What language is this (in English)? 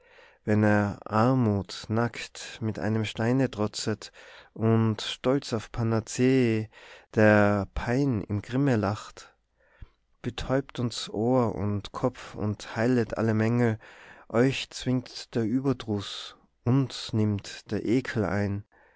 German